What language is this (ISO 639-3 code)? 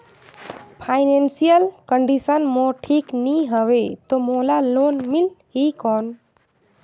hne